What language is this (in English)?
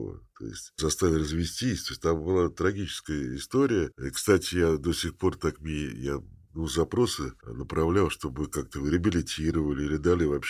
Russian